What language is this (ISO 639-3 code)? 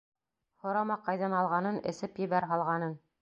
bak